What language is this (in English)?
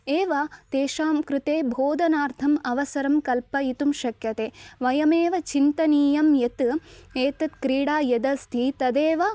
Sanskrit